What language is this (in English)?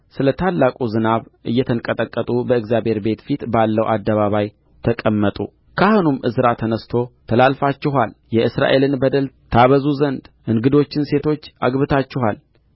Amharic